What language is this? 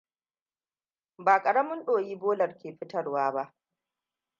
Hausa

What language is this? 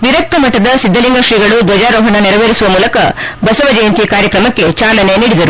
Kannada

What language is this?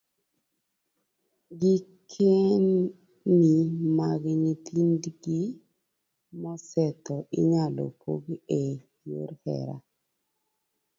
Luo (Kenya and Tanzania)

